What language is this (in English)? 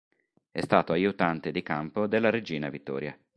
Italian